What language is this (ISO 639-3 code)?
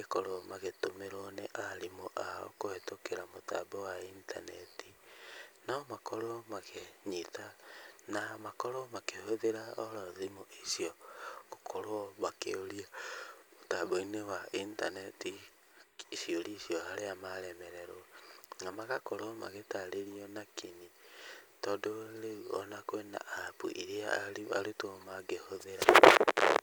kik